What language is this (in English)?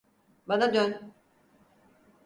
Turkish